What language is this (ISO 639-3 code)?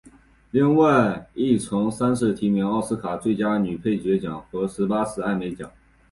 zho